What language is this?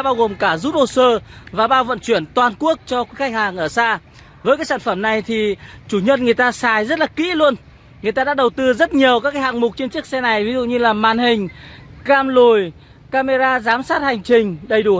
Vietnamese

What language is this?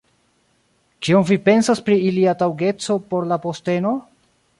Esperanto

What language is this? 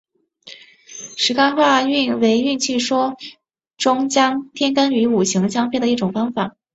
Chinese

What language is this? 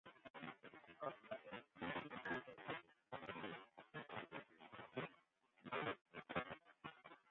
Western Frisian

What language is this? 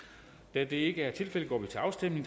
Danish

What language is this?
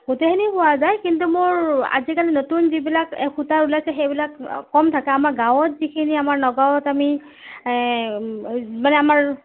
Assamese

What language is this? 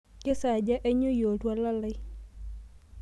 Masai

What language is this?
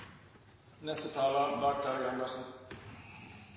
Norwegian Nynorsk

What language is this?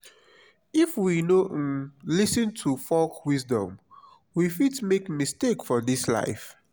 Nigerian Pidgin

